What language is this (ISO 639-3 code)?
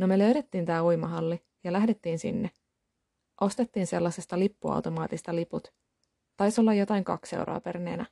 fin